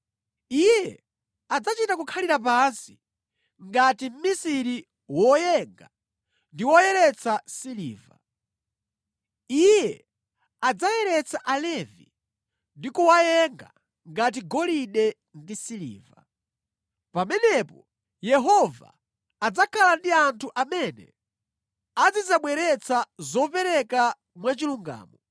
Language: Nyanja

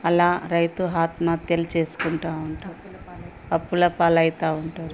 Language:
Telugu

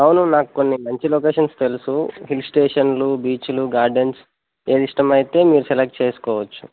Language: Telugu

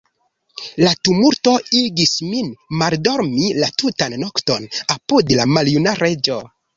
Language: Esperanto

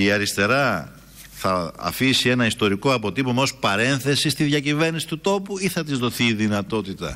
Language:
Greek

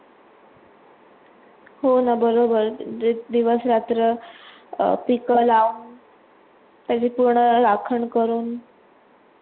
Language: Marathi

